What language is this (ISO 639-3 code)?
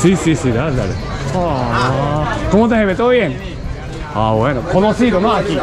spa